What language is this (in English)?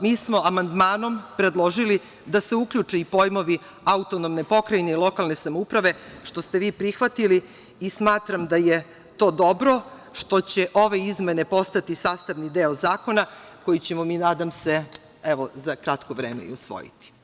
Serbian